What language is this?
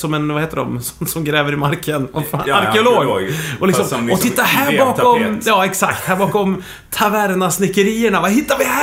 Swedish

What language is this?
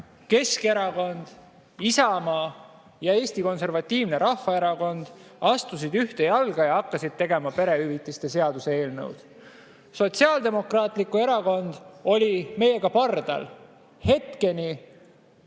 Estonian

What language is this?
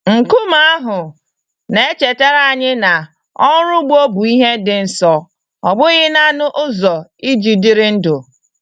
Igbo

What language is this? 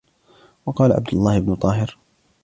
Arabic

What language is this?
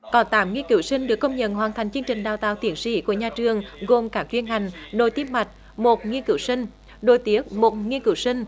Vietnamese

